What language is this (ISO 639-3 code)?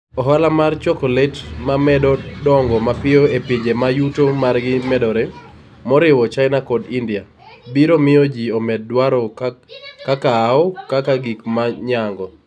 luo